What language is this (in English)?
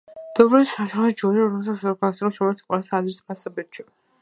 Georgian